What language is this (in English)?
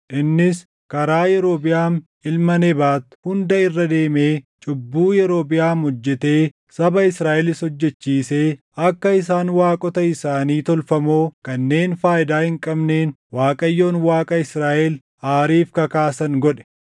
Oromo